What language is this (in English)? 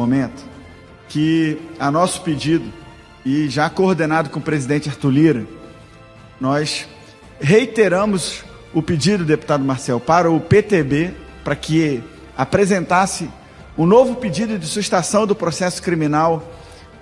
Portuguese